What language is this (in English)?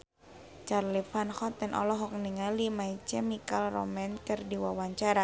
Sundanese